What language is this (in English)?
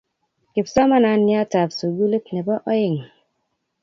Kalenjin